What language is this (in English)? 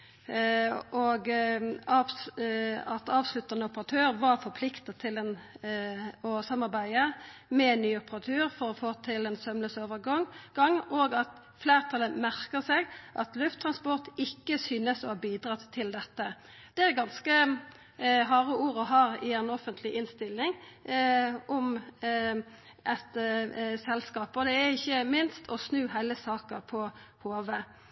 Norwegian Nynorsk